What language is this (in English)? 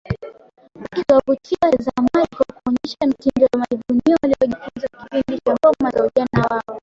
Swahili